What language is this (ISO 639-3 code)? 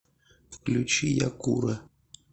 rus